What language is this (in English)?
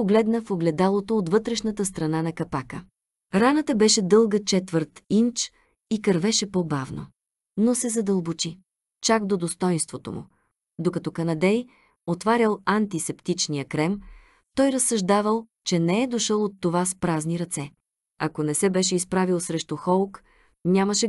Bulgarian